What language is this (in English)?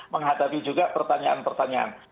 Indonesian